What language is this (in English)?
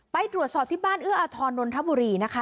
Thai